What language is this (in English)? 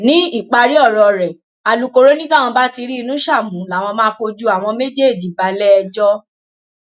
Yoruba